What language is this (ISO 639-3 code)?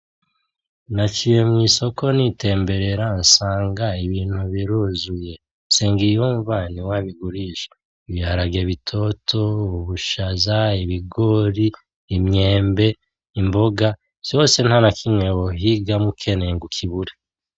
run